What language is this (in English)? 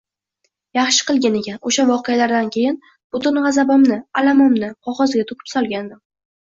Uzbek